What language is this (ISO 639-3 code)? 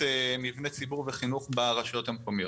heb